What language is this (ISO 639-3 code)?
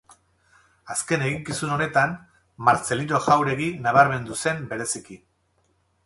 eus